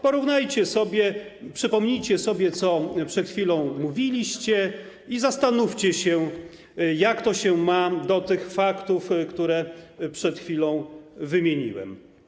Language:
Polish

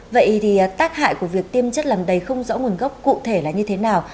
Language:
Vietnamese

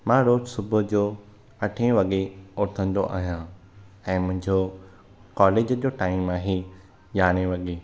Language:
Sindhi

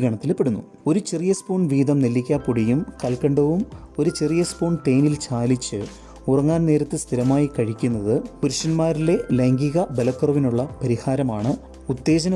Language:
Malayalam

